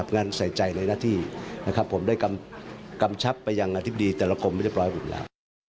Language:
Thai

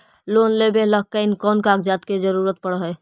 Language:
Magahi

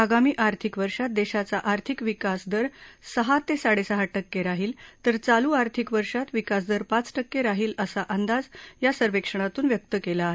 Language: Marathi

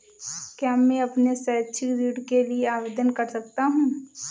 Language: Hindi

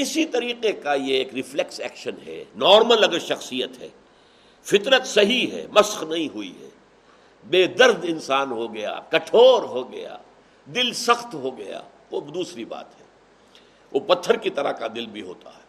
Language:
Urdu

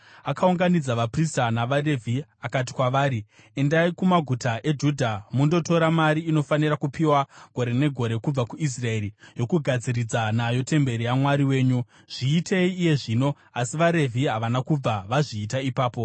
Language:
Shona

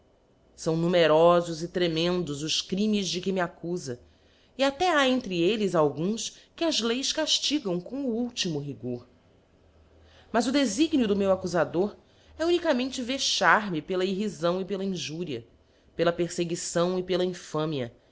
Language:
Portuguese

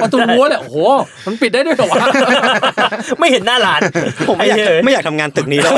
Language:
Thai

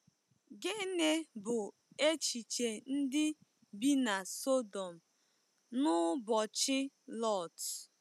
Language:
Igbo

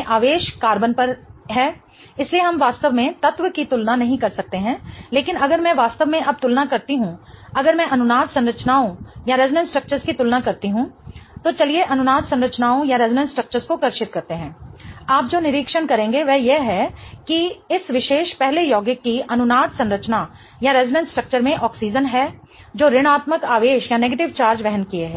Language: Hindi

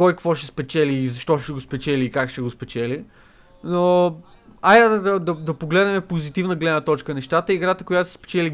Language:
Bulgarian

